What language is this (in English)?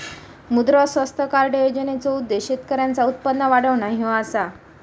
Marathi